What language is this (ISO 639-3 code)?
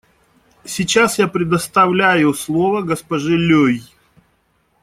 rus